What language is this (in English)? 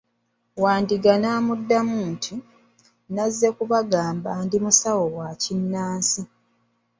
Ganda